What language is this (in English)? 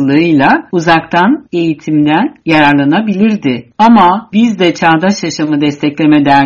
Turkish